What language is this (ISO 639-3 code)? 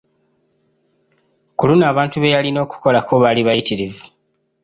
lug